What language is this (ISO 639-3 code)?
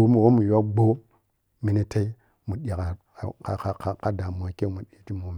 piy